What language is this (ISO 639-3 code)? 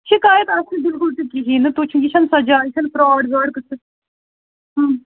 kas